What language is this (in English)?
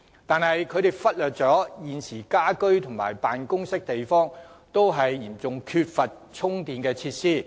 Cantonese